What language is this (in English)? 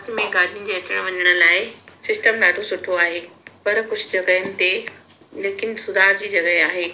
Sindhi